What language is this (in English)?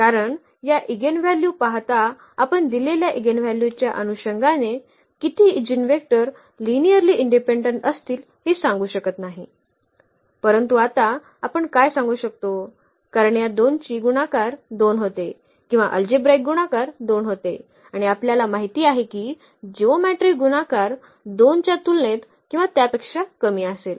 Marathi